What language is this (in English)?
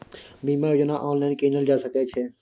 Maithili